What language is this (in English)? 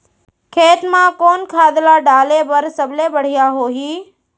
Chhattisgarhi